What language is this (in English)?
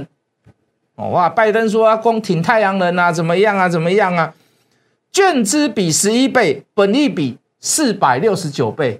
Chinese